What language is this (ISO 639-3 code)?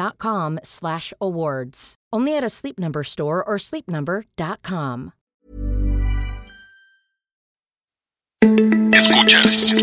spa